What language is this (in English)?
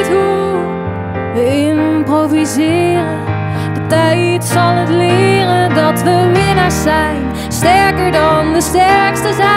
Dutch